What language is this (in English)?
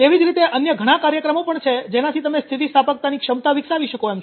Gujarati